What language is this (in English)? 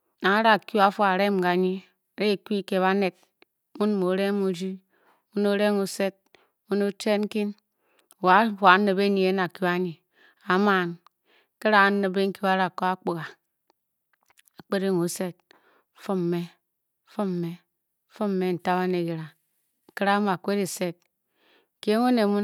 Bokyi